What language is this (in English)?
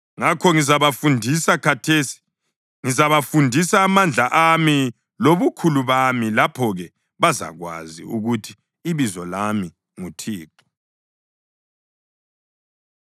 North Ndebele